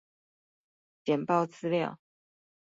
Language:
Chinese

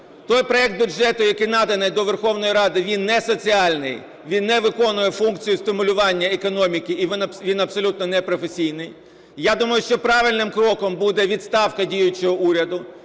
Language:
Ukrainian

